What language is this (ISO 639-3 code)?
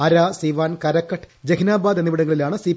mal